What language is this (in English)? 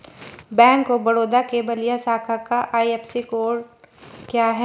Hindi